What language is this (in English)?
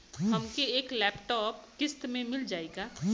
Bhojpuri